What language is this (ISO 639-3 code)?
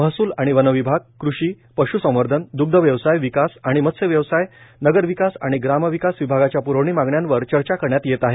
mar